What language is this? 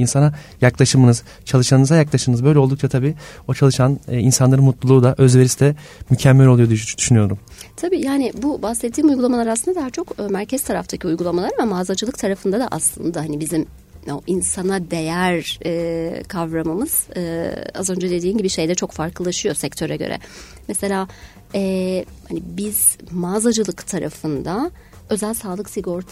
Turkish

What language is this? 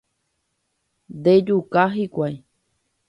Guarani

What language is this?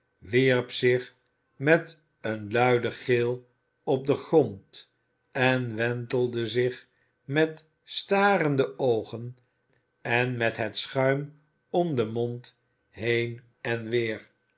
Dutch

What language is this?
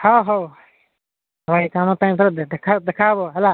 Odia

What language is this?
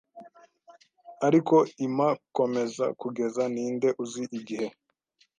Kinyarwanda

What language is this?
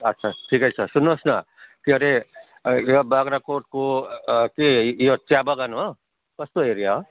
Nepali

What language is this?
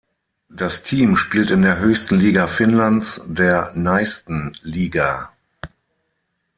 German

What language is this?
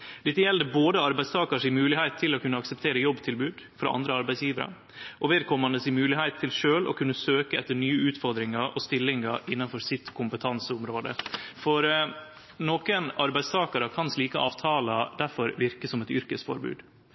Norwegian Nynorsk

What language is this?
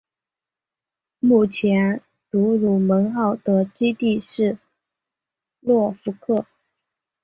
Chinese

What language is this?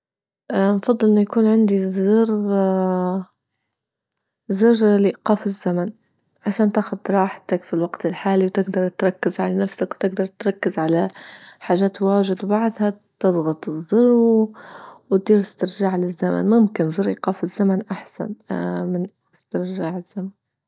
Libyan Arabic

